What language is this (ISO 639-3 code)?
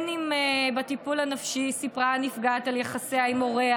heb